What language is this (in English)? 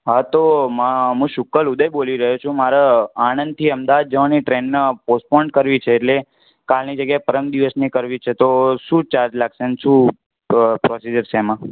Gujarati